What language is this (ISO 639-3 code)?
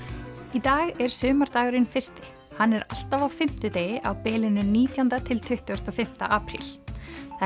isl